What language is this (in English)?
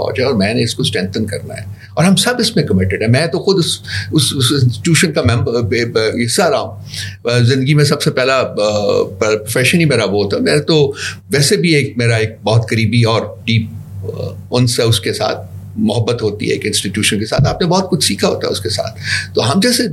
Urdu